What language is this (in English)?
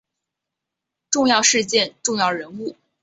Chinese